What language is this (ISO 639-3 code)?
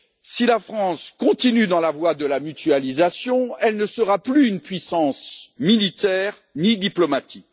fra